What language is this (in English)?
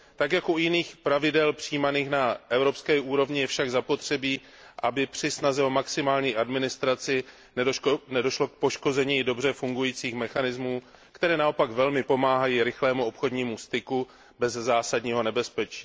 Czech